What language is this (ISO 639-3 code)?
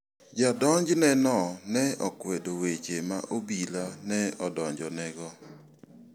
luo